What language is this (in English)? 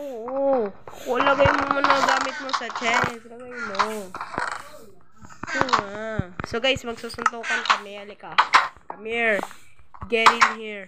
Filipino